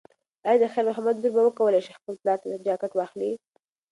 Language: Pashto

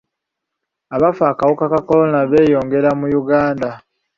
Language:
Ganda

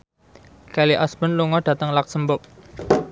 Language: Javanese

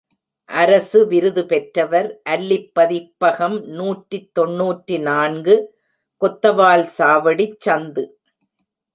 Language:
Tamil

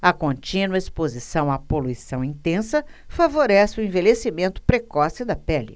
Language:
Portuguese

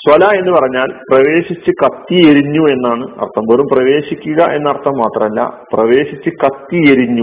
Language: Malayalam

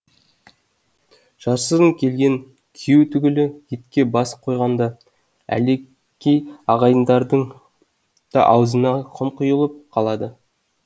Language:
Kazakh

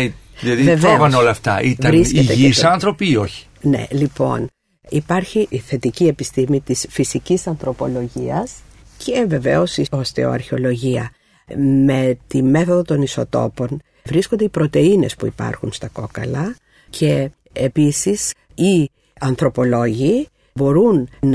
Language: Greek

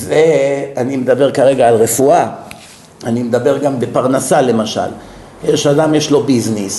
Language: Hebrew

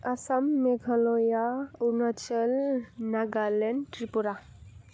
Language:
Bodo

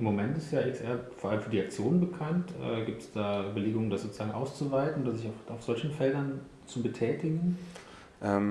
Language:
German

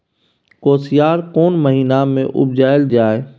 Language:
Maithili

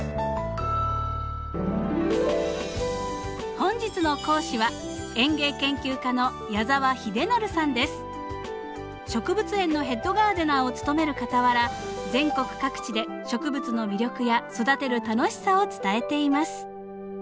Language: Japanese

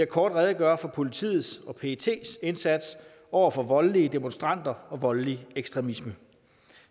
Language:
Danish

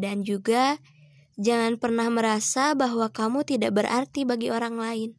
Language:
Indonesian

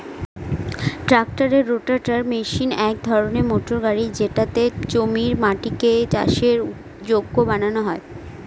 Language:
Bangla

